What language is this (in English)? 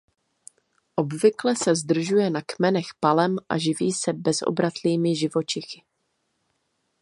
Czech